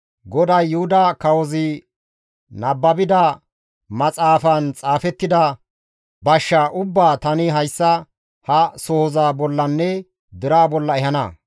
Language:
Gamo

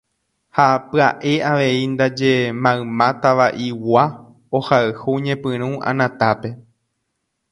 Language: Guarani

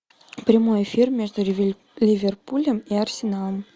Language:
Russian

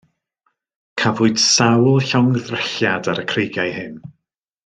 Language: Welsh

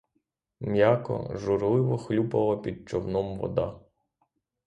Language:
Ukrainian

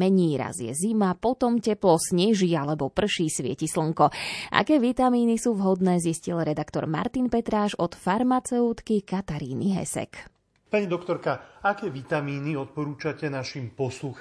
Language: Slovak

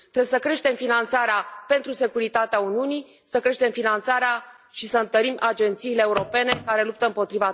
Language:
Romanian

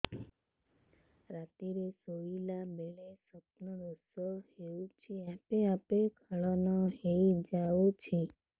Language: Odia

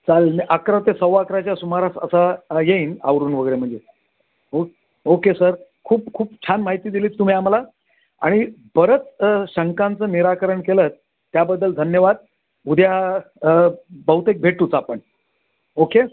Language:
Marathi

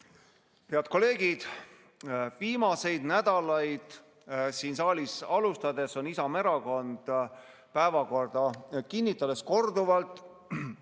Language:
Estonian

